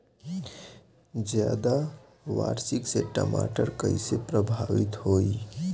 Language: Bhojpuri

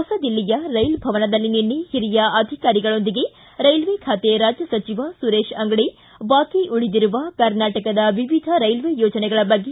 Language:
Kannada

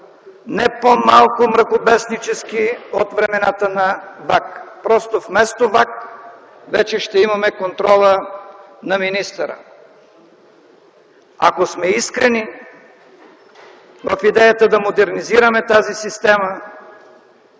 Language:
Bulgarian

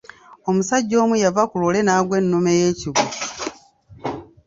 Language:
Ganda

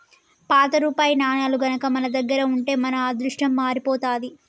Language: Telugu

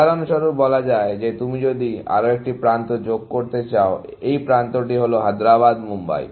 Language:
Bangla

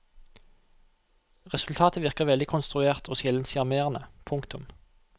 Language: Norwegian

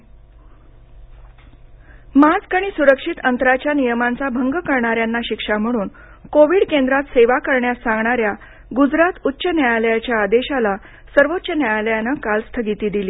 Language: Marathi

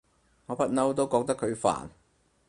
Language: Cantonese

